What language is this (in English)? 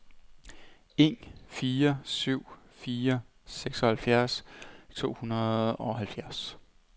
Danish